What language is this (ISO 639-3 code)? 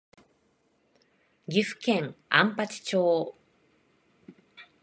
jpn